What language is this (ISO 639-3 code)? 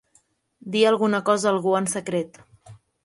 cat